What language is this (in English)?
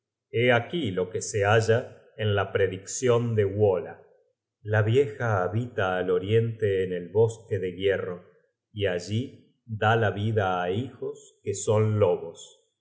Spanish